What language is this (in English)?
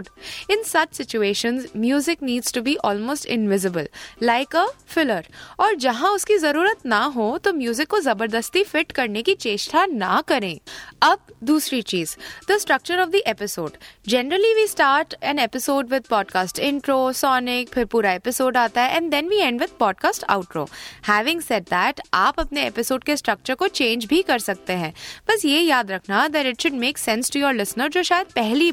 Hindi